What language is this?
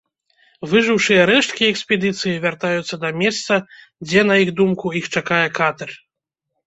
Belarusian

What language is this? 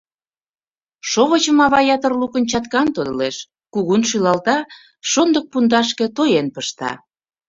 Mari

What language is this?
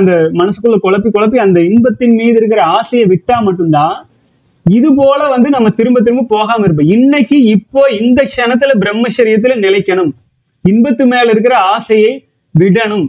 Tamil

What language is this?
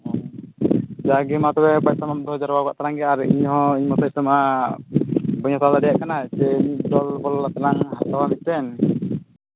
Santali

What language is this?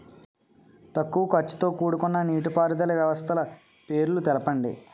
Telugu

